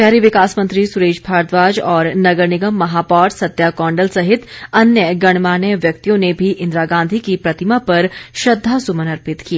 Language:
Hindi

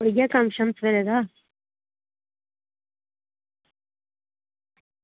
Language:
Dogri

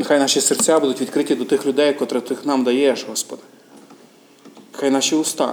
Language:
Ukrainian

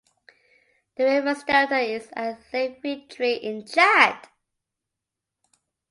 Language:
English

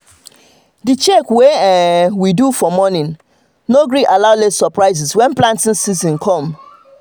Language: Nigerian Pidgin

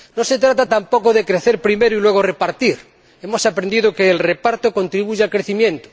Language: Spanish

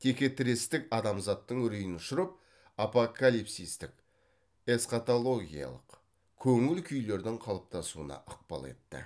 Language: Kazakh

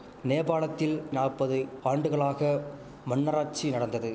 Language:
Tamil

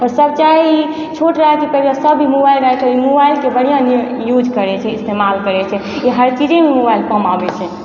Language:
Maithili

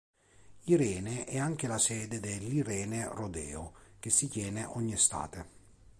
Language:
Italian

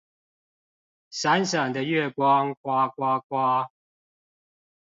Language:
Chinese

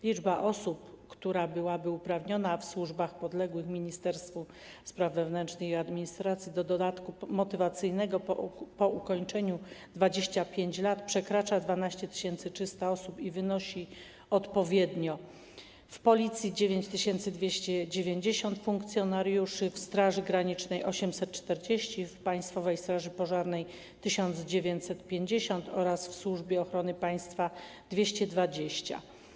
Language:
Polish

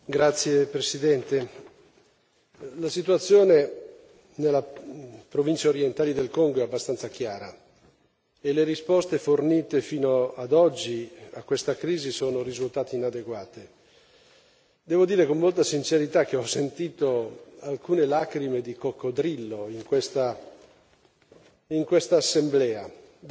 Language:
Italian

